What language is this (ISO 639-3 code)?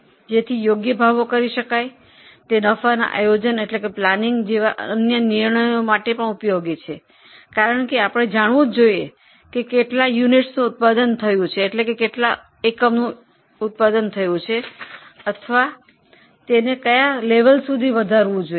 guj